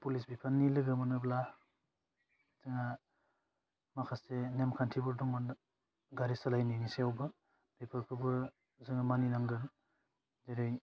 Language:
Bodo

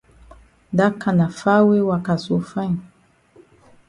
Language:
Cameroon Pidgin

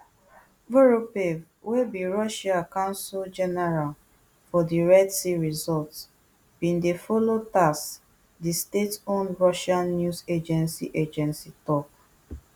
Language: Nigerian Pidgin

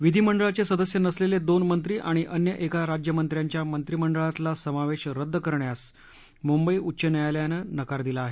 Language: Marathi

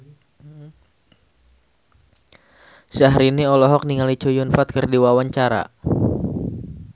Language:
Sundanese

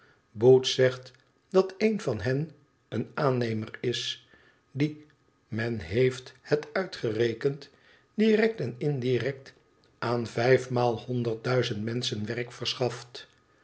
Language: Dutch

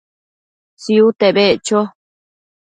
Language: Matsés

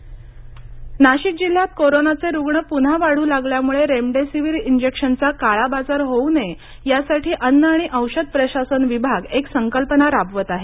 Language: Marathi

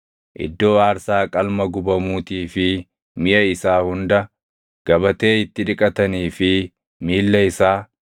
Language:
Oromo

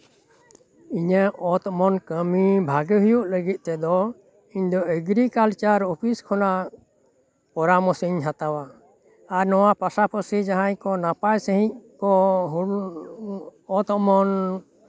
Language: Santali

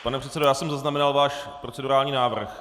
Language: Czech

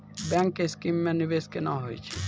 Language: Maithili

